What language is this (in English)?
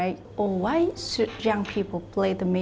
Vietnamese